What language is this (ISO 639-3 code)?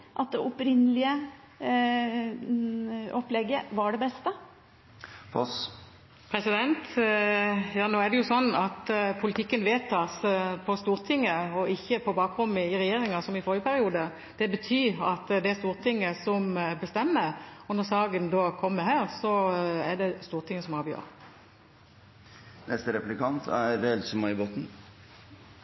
nob